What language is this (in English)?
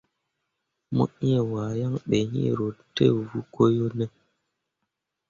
Mundang